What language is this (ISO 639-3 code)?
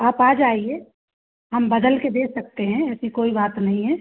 hin